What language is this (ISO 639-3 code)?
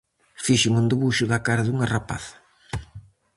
glg